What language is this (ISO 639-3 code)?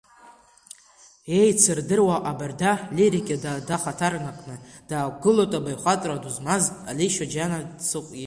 abk